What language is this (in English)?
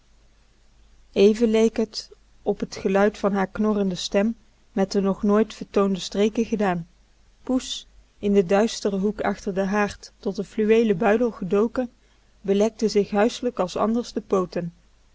Dutch